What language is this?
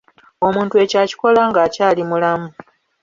Ganda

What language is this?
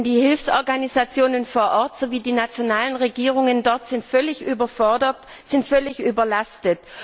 German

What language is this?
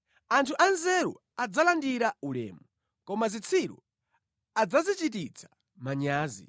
Nyanja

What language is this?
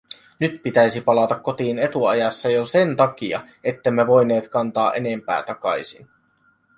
Finnish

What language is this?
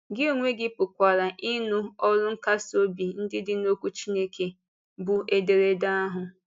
Igbo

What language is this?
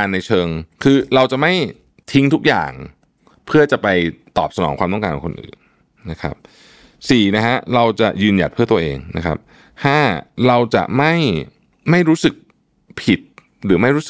Thai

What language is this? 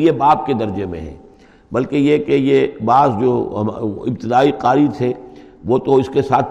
Urdu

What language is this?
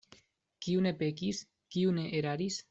Esperanto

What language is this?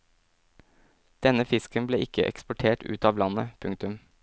Norwegian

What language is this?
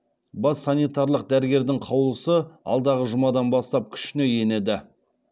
Kazakh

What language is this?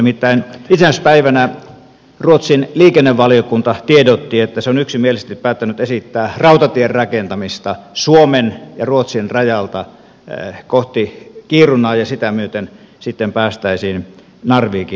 Finnish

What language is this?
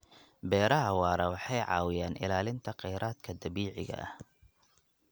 Somali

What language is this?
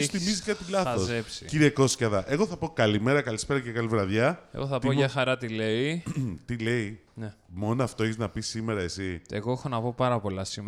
Greek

